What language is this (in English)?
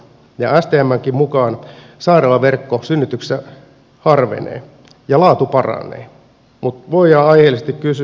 Finnish